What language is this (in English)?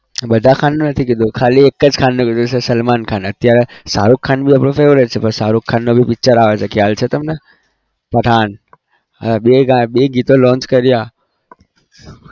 Gujarati